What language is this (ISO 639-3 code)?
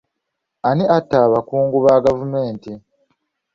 lug